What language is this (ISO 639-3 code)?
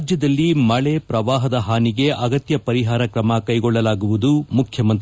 kan